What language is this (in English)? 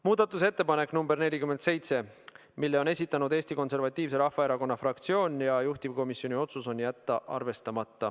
Estonian